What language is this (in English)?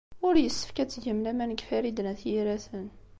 Kabyle